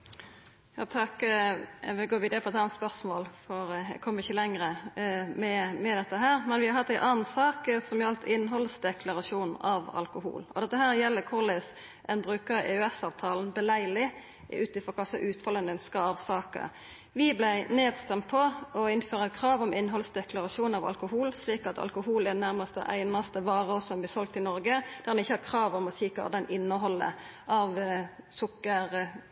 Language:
Norwegian Nynorsk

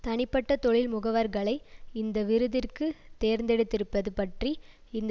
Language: Tamil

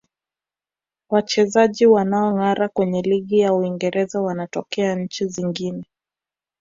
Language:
Swahili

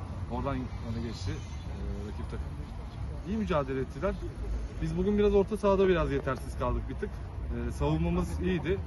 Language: Turkish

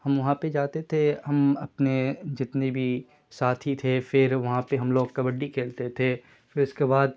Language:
Urdu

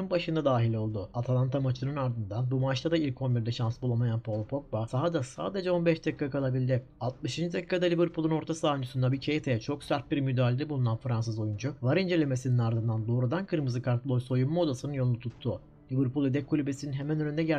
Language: Turkish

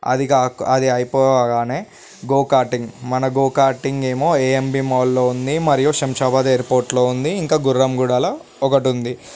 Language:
Telugu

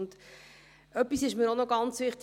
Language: Swiss German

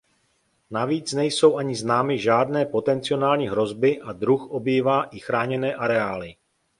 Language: Czech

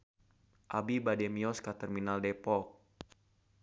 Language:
Sundanese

